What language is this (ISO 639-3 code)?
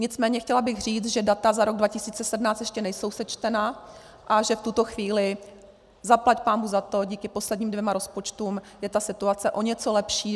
ces